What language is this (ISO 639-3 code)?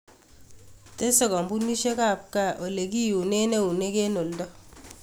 kln